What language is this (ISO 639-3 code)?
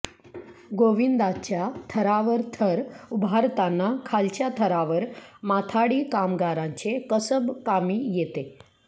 mar